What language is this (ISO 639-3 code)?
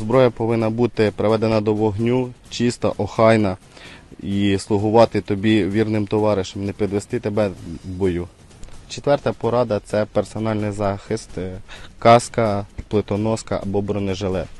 ukr